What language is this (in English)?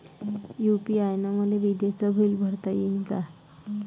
Marathi